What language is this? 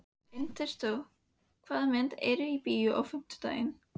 Icelandic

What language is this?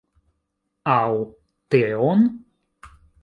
Esperanto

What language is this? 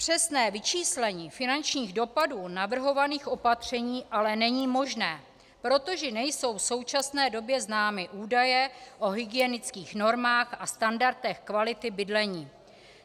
Czech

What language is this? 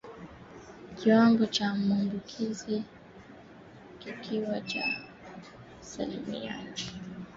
Swahili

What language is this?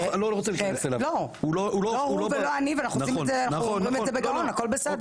Hebrew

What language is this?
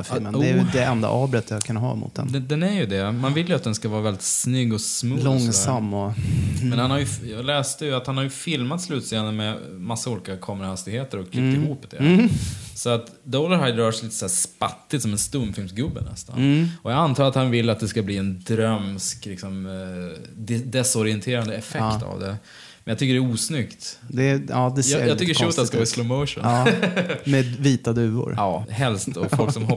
Swedish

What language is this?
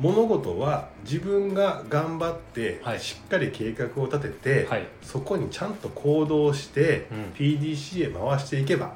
Japanese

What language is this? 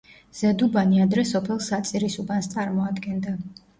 Georgian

